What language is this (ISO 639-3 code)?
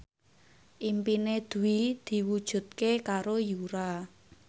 jav